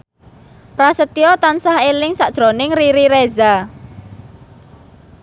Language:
Javanese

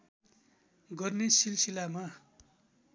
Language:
Nepali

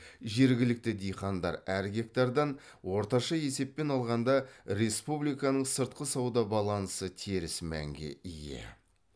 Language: Kazakh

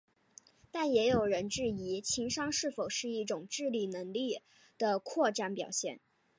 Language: Chinese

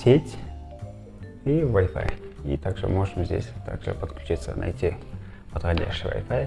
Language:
Russian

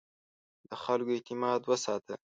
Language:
Pashto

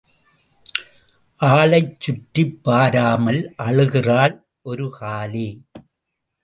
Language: Tamil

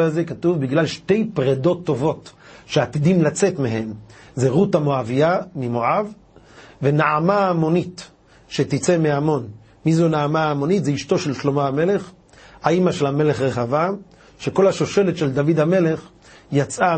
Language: Hebrew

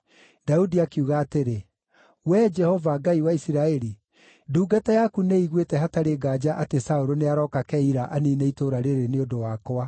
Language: Kikuyu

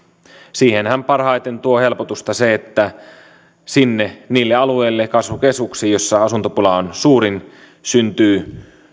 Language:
Finnish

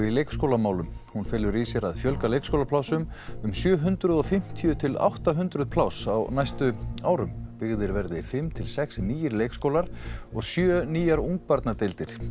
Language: Icelandic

